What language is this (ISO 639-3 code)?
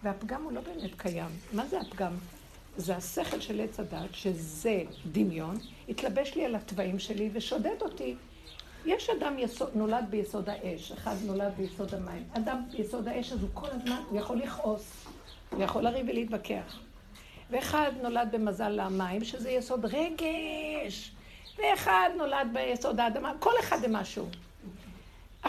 heb